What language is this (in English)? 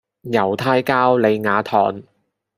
Cantonese